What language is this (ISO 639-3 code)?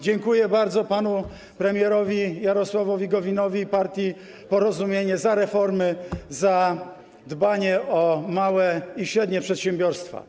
pol